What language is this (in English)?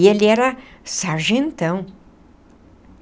Portuguese